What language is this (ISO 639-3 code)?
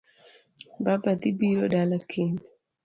luo